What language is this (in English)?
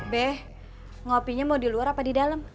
Indonesian